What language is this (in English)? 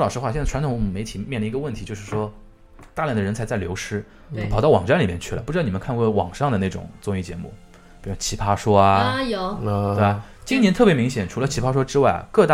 Chinese